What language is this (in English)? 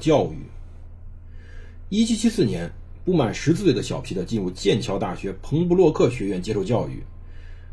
Chinese